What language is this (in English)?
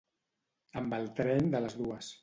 Catalan